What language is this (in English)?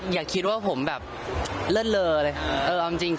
Thai